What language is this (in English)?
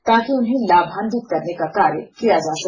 Hindi